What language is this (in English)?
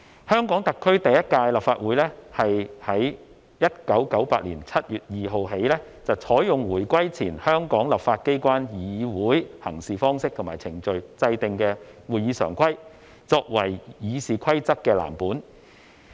Cantonese